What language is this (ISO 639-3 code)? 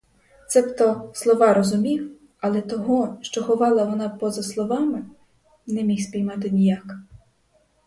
ukr